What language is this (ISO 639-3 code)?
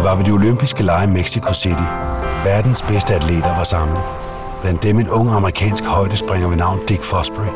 dan